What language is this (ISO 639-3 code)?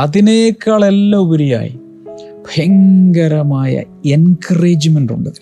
mal